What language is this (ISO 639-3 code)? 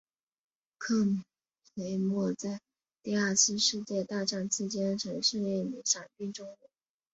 zho